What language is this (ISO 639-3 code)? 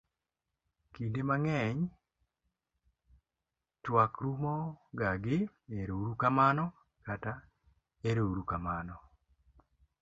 luo